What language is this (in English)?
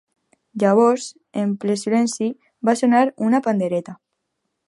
Catalan